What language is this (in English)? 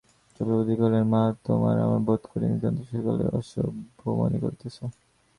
Bangla